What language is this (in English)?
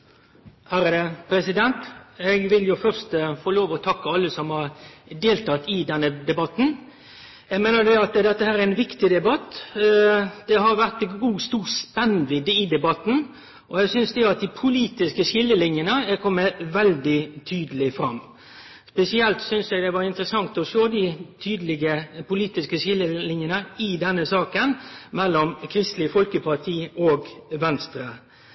Norwegian Nynorsk